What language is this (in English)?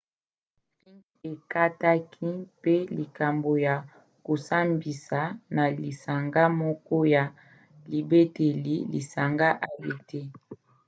Lingala